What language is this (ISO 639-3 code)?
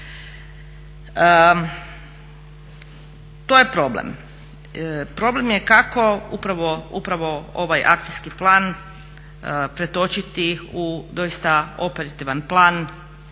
hrv